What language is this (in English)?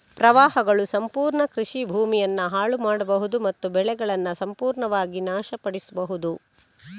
Kannada